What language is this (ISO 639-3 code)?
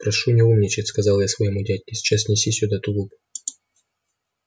rus